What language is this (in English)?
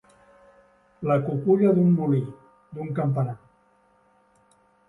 Catalan